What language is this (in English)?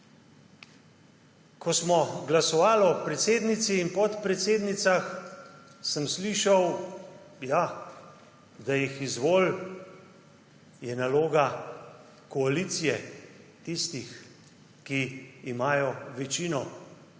Slovenian